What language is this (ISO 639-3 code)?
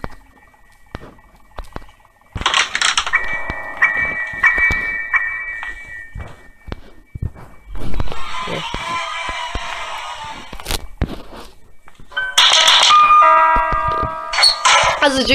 tur